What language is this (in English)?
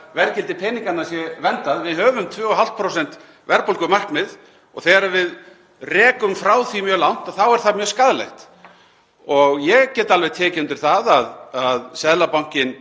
Icelandic